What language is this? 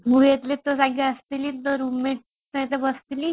Odia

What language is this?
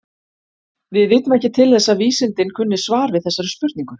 Icelandic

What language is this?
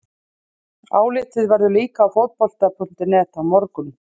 Icelandic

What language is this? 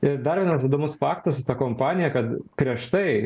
Lithuanian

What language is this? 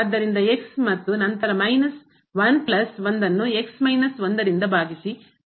Kannada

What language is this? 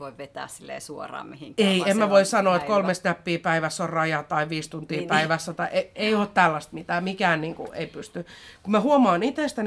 Finnish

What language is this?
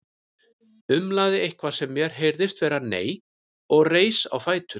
Icelandic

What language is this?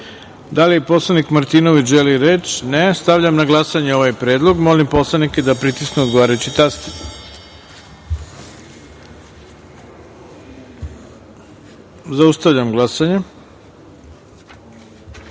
Serbian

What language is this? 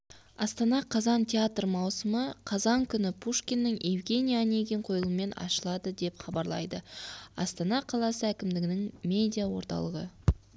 Kazakh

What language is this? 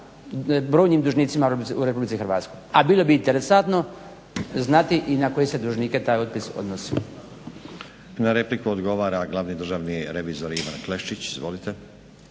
Croatian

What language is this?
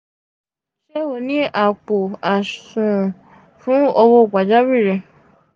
Yoruba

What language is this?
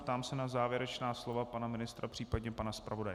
Czech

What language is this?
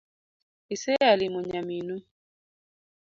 Luo (Kenya and Tanzania)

